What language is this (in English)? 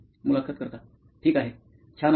Marathi